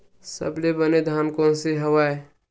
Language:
Chhattisgarhi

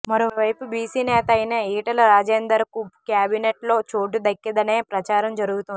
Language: Telugu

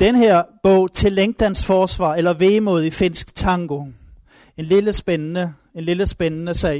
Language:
Danish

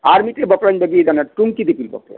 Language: Santali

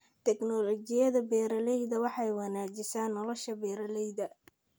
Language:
Somali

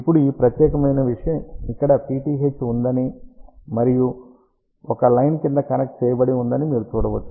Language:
Telugu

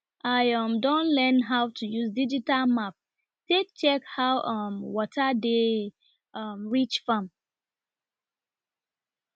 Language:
Nigerian Pidgin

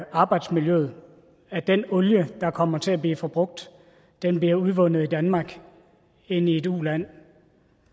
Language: Danish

